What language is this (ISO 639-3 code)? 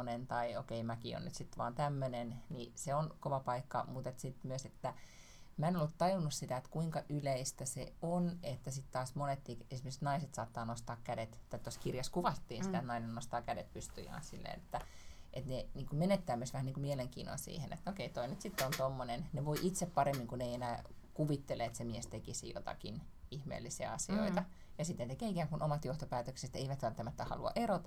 fin